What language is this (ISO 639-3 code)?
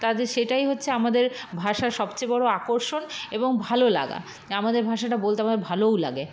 ben